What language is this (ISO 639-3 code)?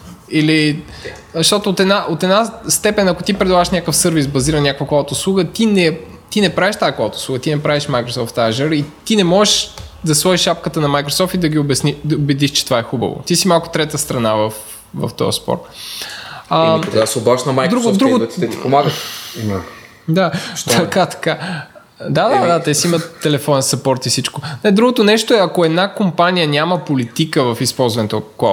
bul